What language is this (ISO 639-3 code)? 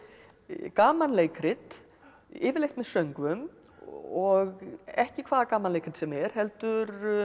isl